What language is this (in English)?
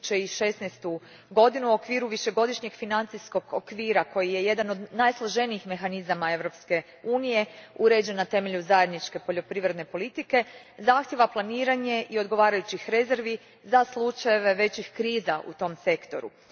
Croatian